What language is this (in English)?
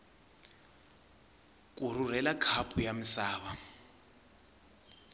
Tsonga